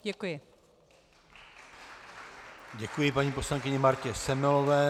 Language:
Czech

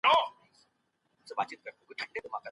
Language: Pashto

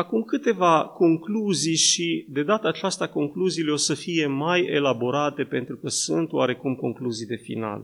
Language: Romanian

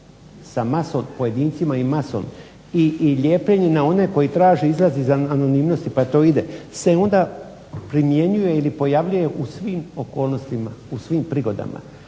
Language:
Croatian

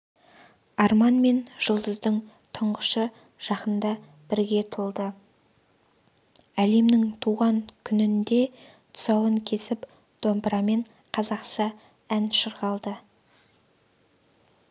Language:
Kazakh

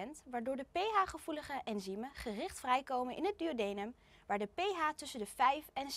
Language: Dutch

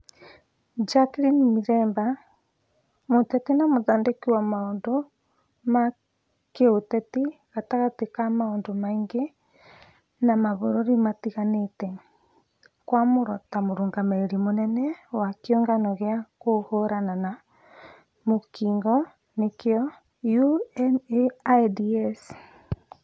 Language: Kikuyu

